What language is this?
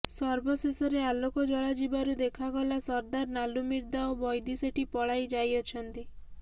Odia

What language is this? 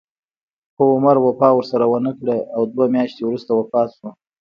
Pashto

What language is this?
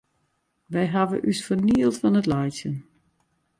Western Frisian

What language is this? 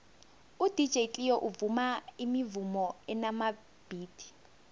South Ndebele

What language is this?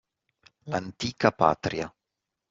Italian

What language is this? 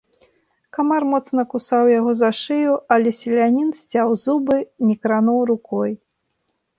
Belarusian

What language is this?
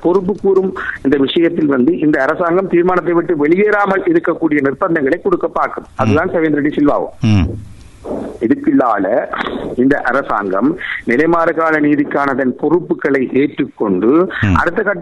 Tamil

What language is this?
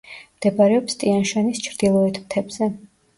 Georgian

